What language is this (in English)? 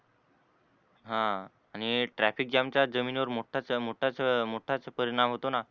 Marathi